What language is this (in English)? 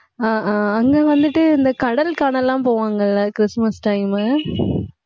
Tamil